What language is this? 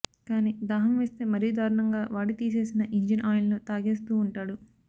Telugu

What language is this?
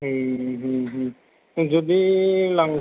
Bodo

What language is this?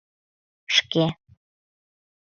Mari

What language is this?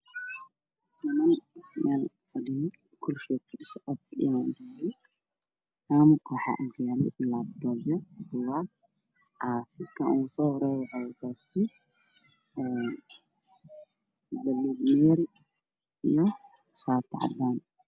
Somali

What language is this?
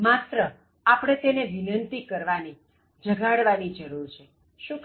Gujarati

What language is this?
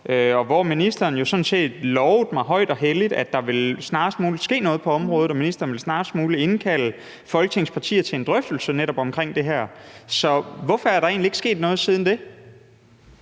Danish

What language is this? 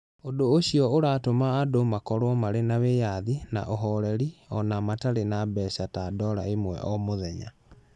Kikuyu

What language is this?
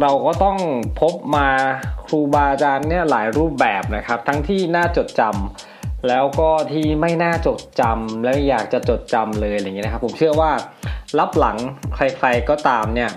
Thai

